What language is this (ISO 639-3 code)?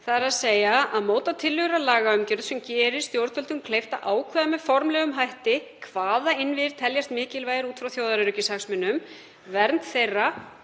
isl